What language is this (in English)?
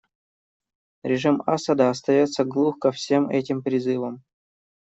Russian